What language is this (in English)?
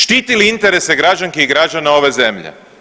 Croatian